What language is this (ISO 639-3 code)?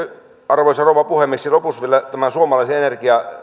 fin